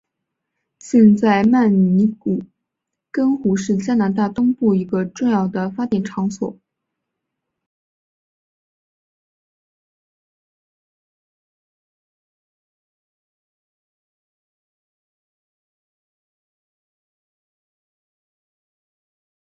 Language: Chinese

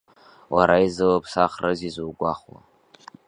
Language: Abkhazian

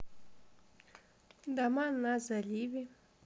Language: Russian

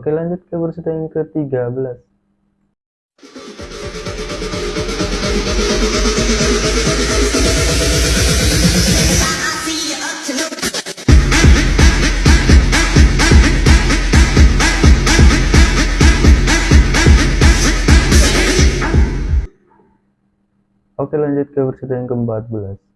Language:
Indonesian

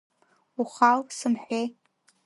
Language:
Abkhazian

